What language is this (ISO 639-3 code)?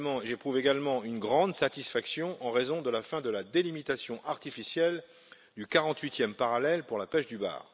fra